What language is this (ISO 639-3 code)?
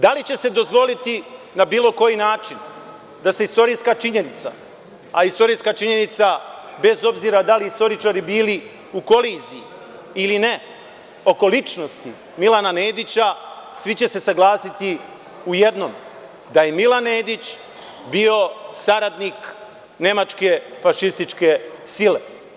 srp